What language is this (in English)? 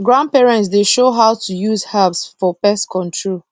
Nigerian Pidgin